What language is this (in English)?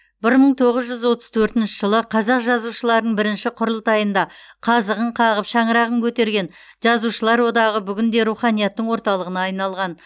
Kazakh